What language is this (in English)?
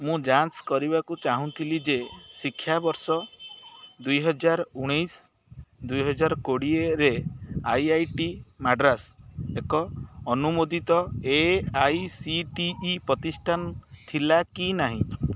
Odia